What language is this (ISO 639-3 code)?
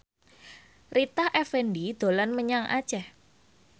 jav